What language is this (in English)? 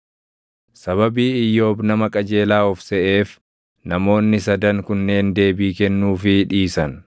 Oromo